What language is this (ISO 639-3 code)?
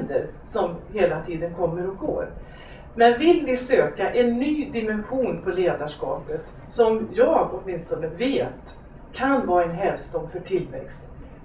swe